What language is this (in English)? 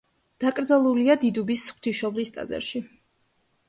Georgian